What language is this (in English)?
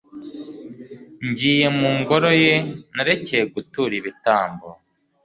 Kinyarwanda